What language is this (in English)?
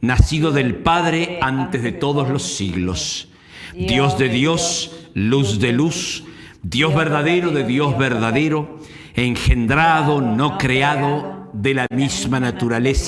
Spanish